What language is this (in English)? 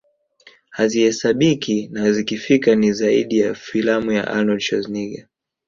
Swahili